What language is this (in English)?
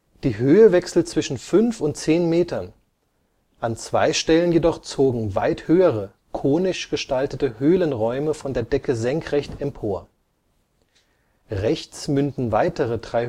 German